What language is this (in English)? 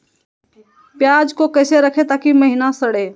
Magahi